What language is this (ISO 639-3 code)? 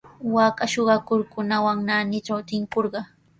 qws